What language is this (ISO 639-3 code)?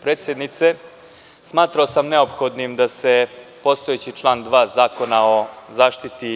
srp